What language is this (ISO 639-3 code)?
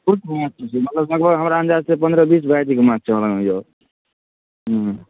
mai